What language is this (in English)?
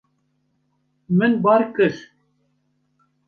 Kurdish